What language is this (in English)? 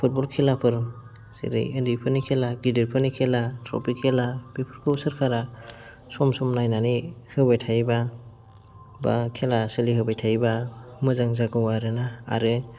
Bodo